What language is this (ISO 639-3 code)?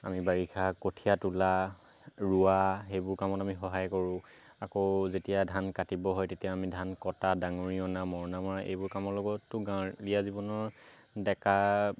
asm